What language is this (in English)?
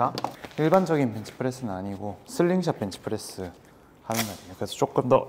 Korean